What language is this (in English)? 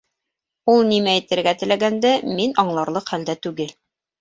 Bashkir